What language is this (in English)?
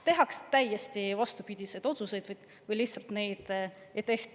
Estonian